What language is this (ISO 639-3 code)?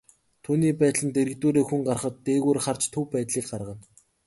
mon